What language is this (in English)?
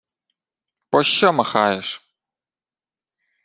Ukrainian